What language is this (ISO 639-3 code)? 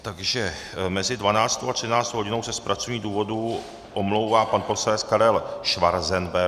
ces